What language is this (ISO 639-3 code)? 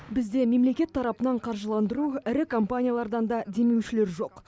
kaz